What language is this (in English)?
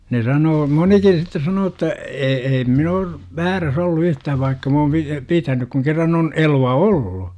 Finnish